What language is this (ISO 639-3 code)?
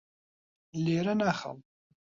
ckb